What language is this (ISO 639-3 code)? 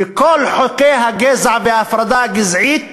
heb